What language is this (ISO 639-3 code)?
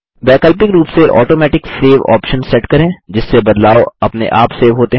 hin